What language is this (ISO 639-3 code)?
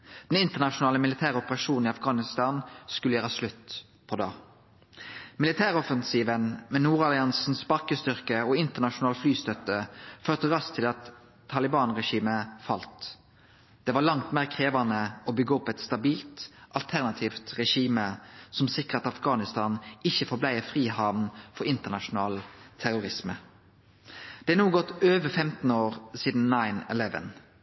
nno